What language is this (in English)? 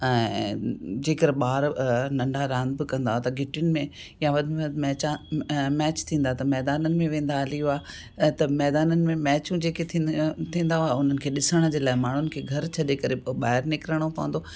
Sindhi